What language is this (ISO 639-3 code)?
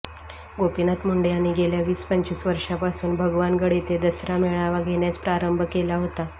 mar